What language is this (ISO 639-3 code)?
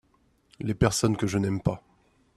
fra